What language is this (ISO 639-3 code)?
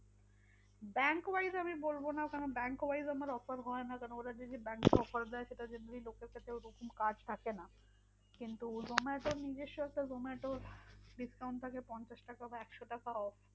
ben